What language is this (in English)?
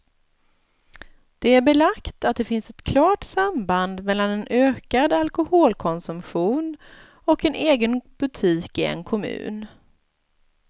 Swedish